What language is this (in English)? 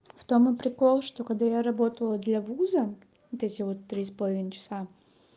Russian